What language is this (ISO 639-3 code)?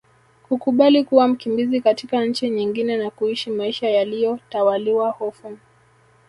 swa